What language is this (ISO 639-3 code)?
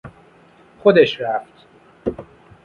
fas